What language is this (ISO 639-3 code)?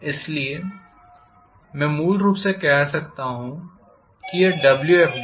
hin